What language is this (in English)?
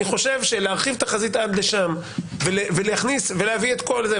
Hebrew